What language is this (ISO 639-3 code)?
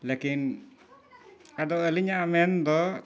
sat